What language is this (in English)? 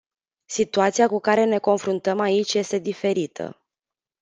Romanian